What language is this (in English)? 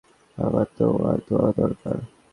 Bangla